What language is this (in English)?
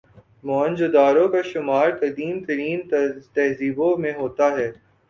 Urdu